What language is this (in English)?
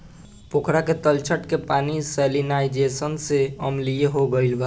Bhojpuri